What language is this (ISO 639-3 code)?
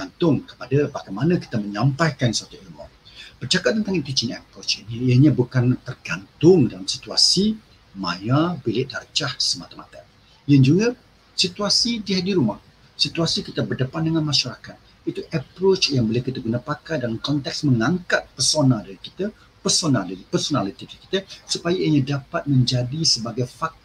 msa